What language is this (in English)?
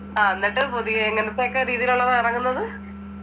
Malayalam